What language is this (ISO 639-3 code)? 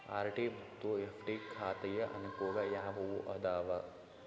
kan